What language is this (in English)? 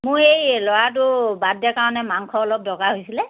Assamese